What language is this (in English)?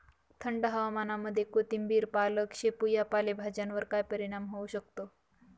Marathi